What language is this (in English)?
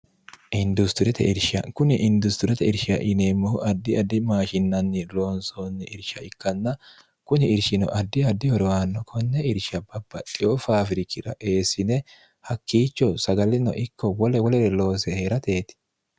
Sidamo